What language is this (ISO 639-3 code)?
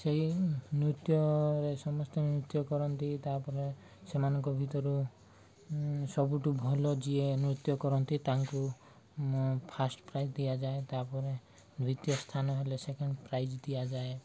ori